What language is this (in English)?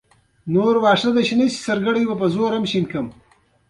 Pashto